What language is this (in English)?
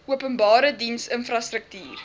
Afrikaans